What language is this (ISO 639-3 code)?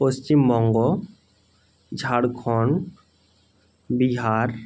ben